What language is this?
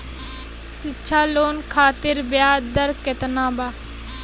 Bhojpuri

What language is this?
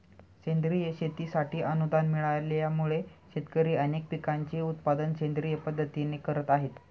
Marathi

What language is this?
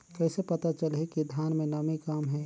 Chhattisgarhi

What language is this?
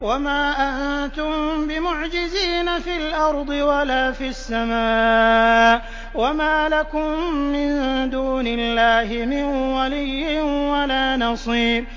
Arabic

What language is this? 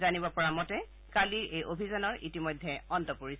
Assamese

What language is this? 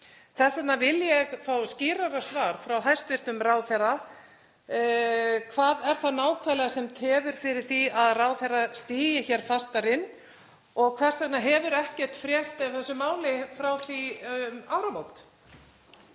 Icelandic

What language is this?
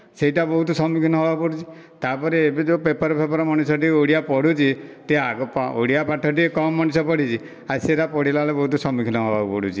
Odia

